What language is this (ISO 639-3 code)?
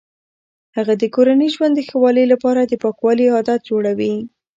pus